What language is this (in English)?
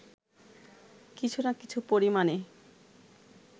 Bangla